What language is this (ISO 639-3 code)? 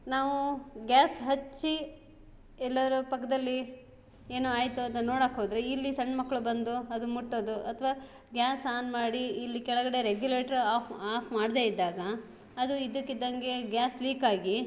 kan